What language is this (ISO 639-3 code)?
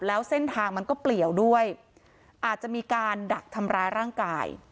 tha